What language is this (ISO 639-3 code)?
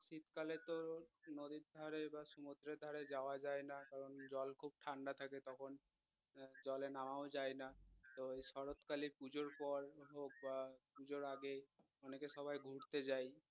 ben